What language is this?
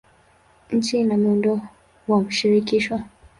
Swahili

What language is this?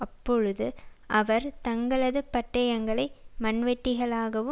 Tamil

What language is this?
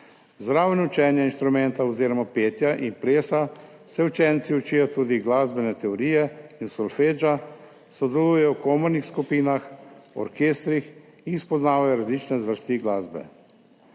Slovenian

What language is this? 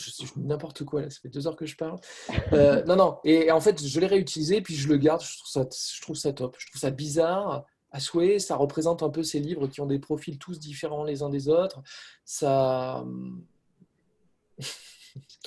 French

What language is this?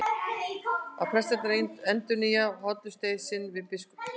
Icelandic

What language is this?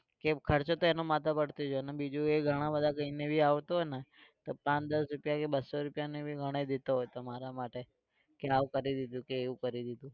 Gujarati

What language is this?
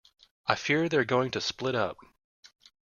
English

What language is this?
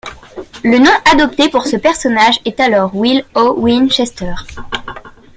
French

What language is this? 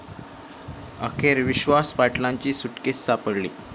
Marathi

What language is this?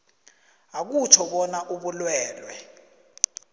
South Ndebele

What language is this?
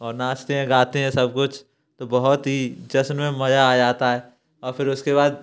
Hindi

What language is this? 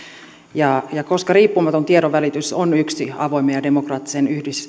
Finnish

